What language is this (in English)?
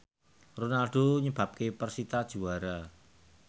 Javanese